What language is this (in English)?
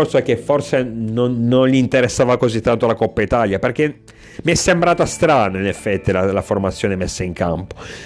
Italian